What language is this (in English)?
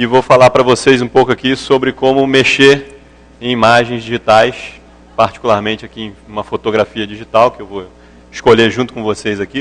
Portuguese